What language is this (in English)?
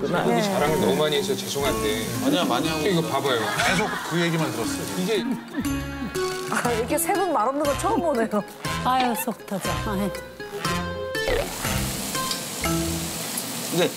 Korean